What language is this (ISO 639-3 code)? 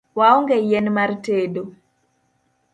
luo